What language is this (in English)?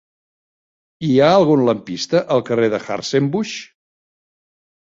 Catalan